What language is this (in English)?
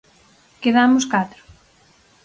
Galician